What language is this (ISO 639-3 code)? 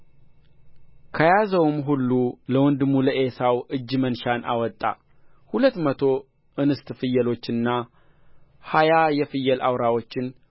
amh